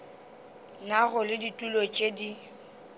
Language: Northern Sotho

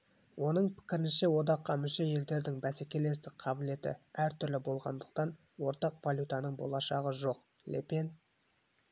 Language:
Kazakh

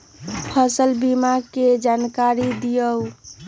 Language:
Magahi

